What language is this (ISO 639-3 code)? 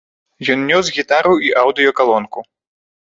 bel